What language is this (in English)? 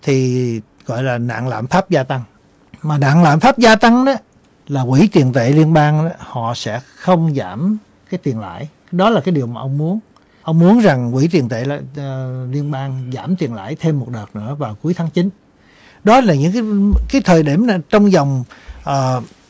Vietnamese